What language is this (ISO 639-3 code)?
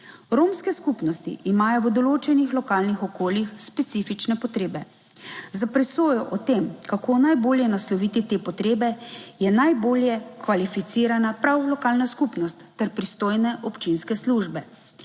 slv